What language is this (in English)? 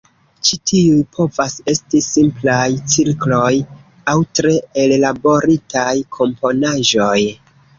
Esperanto